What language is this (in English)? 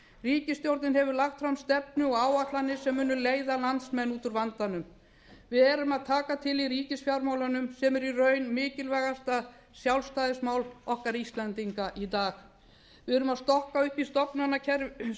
Icelandic